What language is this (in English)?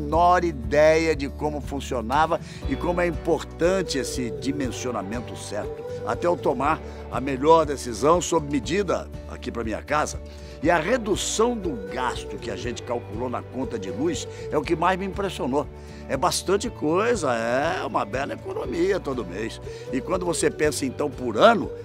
Portuguese